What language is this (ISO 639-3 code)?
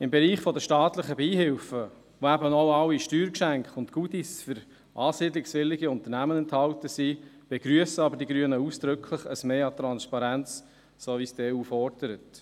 gsw